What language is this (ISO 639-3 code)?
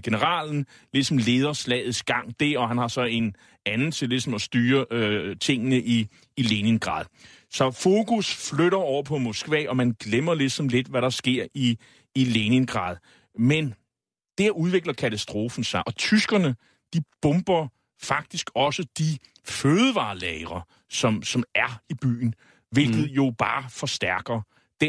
dan